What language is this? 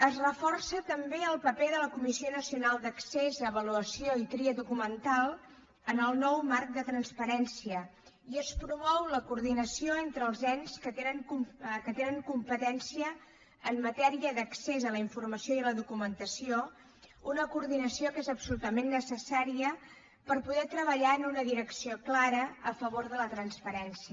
Catalan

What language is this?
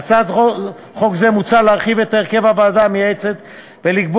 Hebrew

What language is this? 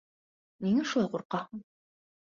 Bashkir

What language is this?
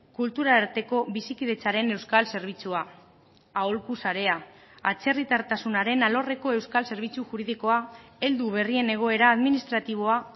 Basque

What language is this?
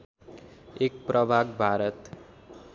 Nepali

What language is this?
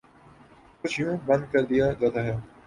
Urdu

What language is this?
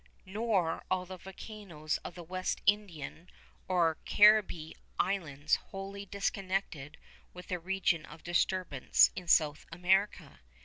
English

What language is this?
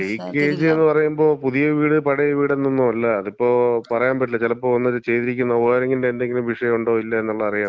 Malayalam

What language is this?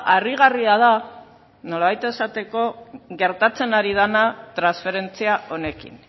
Basque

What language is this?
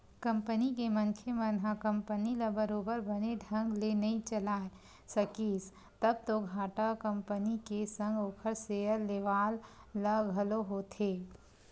Chhattisgarhi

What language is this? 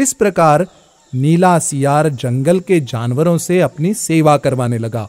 Hindi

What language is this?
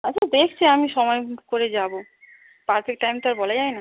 Bangla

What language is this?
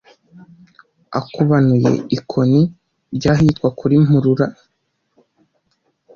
Kinyarwanda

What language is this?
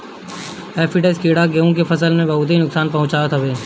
Bhojpuri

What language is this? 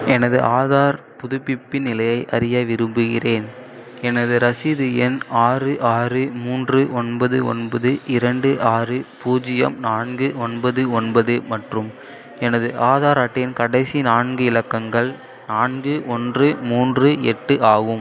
Tamil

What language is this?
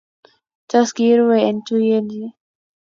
Kalenjin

